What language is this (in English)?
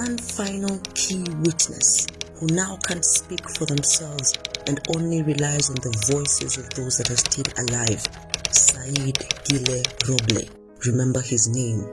English